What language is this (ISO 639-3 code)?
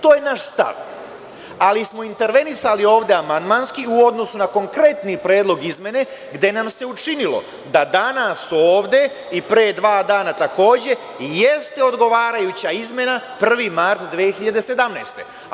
srp